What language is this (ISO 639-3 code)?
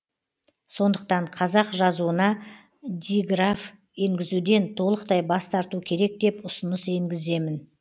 kaz